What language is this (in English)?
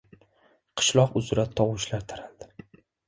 Uzbek